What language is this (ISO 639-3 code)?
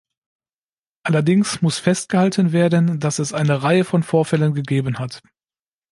deu